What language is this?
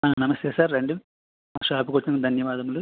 Telugu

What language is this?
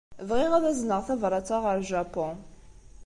Kabyle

